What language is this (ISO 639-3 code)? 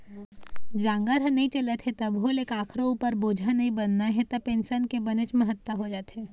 hne